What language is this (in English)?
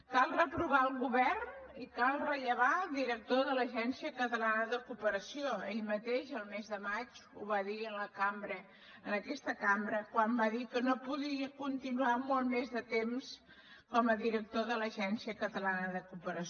Catalan